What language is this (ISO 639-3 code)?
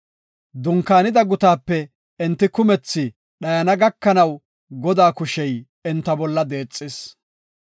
gof